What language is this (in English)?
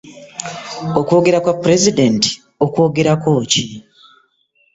Ganda